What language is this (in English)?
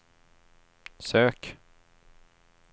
Swedish